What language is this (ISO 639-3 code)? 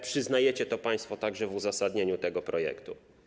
pol